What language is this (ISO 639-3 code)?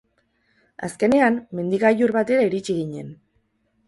eus